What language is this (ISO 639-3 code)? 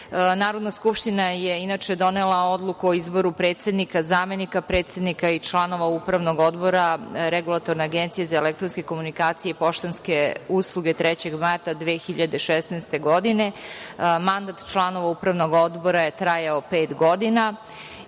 srp